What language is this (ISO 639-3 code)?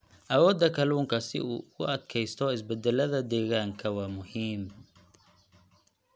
som